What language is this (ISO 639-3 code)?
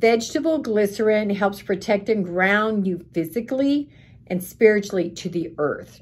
eng